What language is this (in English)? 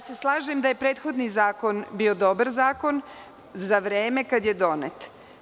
Serbian